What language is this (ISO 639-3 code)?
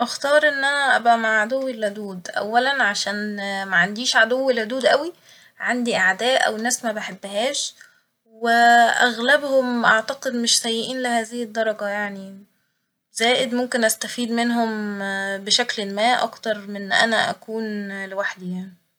arz